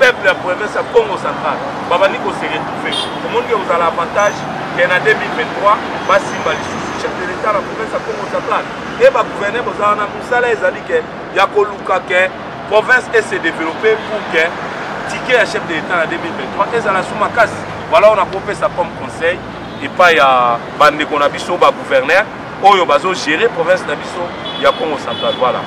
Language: French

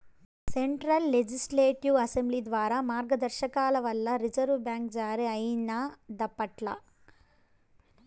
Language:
Telugu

